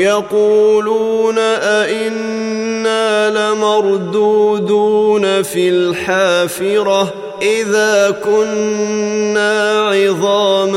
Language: Arabic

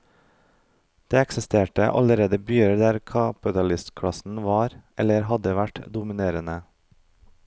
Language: Norwegian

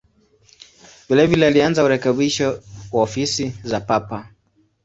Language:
Swahili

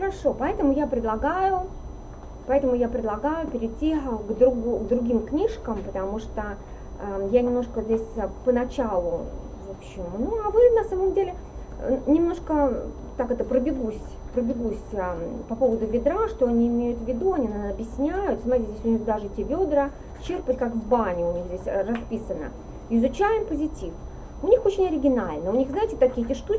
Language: Russian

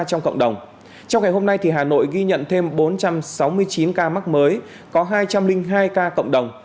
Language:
Vietnamese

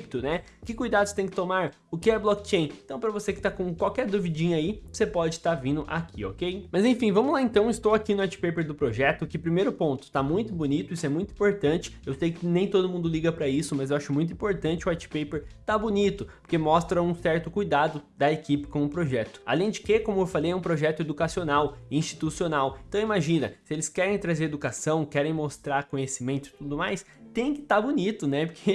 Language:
Portuguese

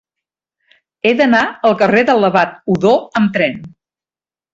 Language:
Catalan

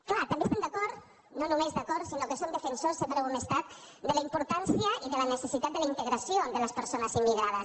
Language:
Catalan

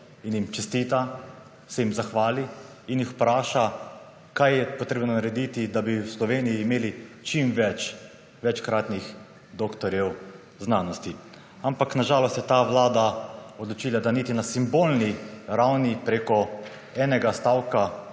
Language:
Slovenian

